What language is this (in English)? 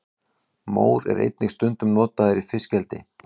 Icelandic